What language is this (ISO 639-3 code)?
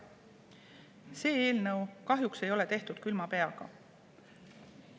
est